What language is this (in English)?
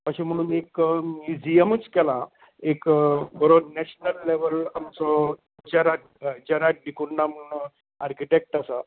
Konkani